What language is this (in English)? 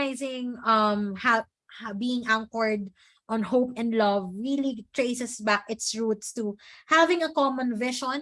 English